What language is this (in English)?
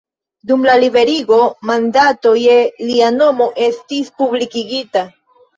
Esperanto